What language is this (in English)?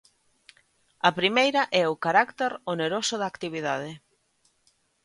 Galician